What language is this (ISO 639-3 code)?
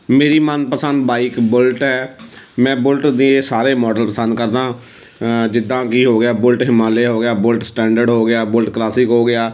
pan